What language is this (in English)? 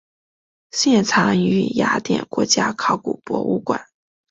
Chinese